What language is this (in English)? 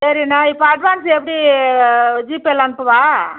Tamil